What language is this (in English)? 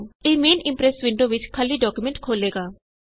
Punjabi